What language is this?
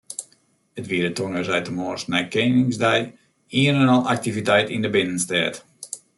Western Frisian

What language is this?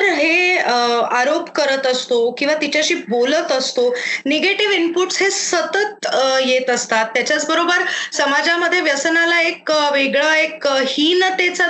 Marathi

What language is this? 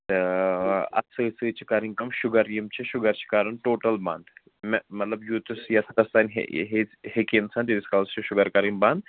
Kashmiri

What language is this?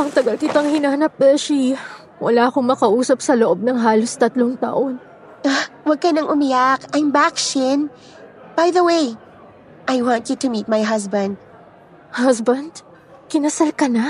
Filipino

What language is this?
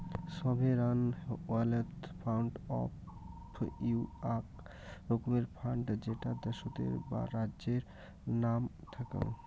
Bangla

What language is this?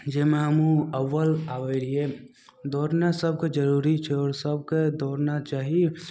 Maithili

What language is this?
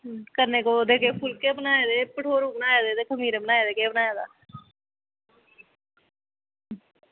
Dogri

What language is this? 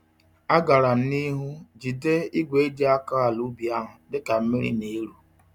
Igbo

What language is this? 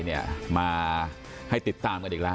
Thai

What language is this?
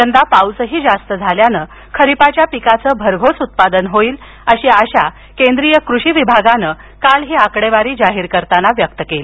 Marathi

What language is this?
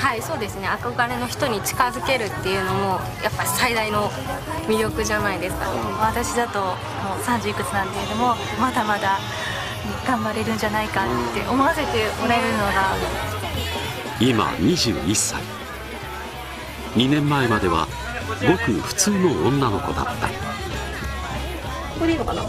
Japanese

